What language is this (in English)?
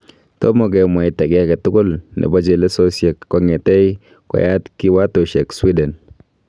Kalenjin